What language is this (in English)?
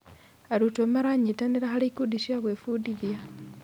Kikuyu